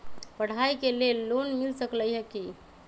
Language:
Magahi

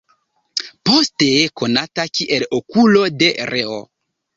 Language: Esperanto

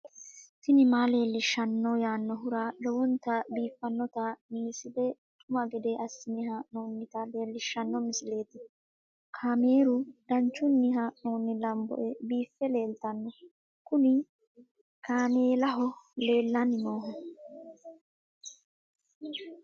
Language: Sidamo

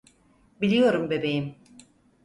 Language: Turkish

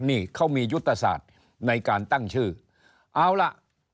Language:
Thai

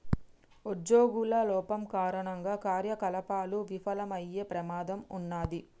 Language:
Telugu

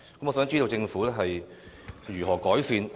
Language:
Cantonese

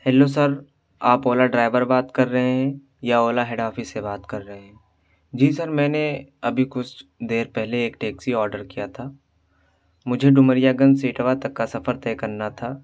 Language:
Urdu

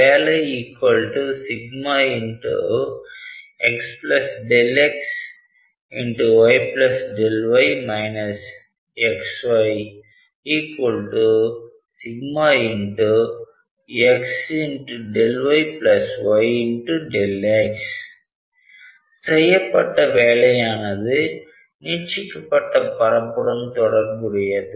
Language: Tamil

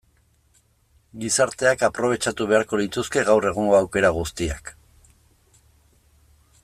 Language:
Basque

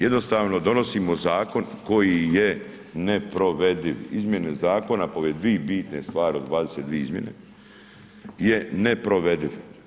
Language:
Croatian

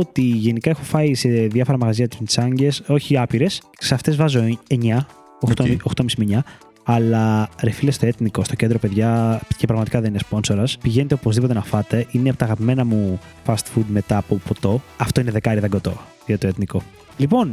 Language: Greek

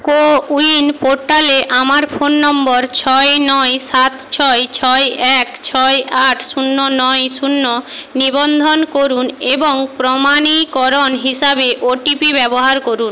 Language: Bangla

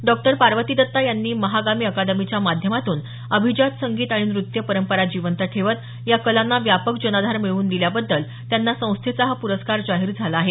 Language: Marathi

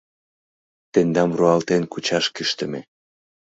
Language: Mari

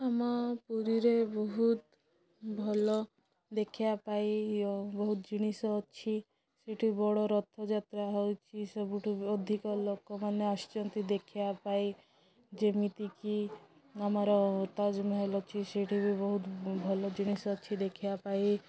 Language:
Odia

